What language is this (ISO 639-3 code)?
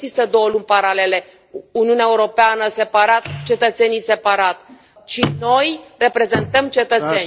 ron